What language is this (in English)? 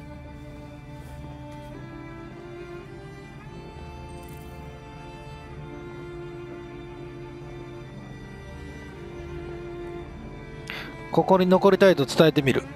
Japanese